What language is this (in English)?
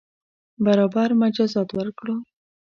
Pashto